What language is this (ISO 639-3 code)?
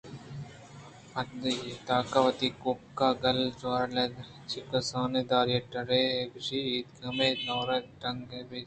bgp